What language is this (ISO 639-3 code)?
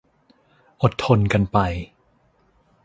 tha